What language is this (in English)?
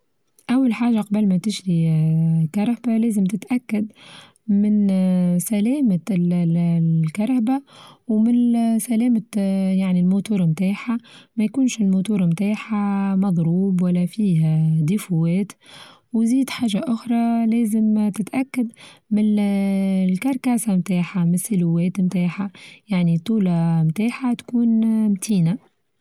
Tunisian Arabic